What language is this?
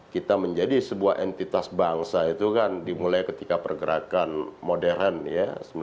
Indonesian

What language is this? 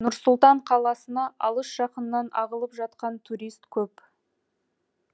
Kazakh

